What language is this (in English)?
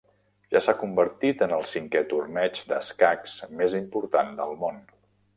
Catalan